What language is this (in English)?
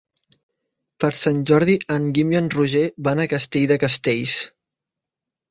Catalan